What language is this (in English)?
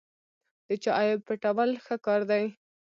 Pashto